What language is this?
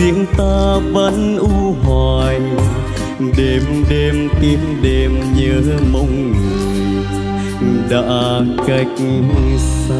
Vietnamese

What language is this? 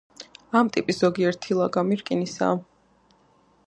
Georgian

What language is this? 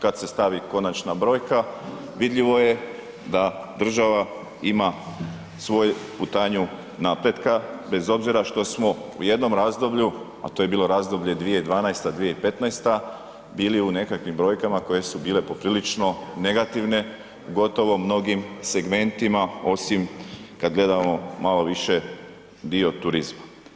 Croatian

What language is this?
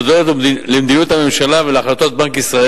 Hebrew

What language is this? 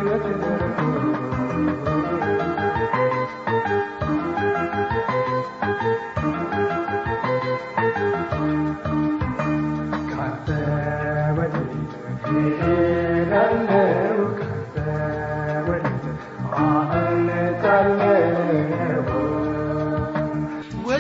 Amharic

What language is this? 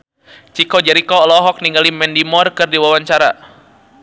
Sundanese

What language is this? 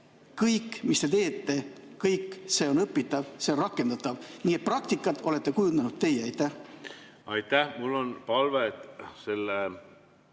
Estonian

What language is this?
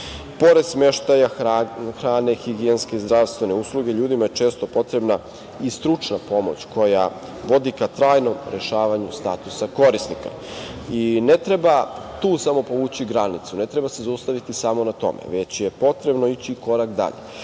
Serbian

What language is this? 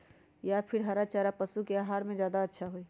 Magahi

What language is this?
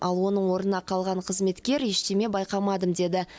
Kazakh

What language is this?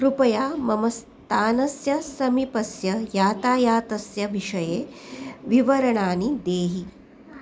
Sanskrit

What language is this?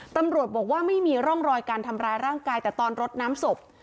Thai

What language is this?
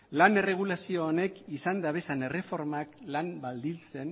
Basque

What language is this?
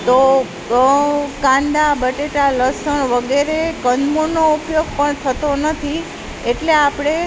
Gujarati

